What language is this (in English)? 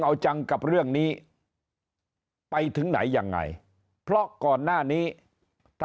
Thai